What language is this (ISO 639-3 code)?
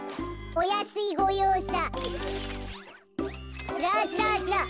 jpn